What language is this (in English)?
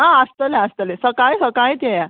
Konkani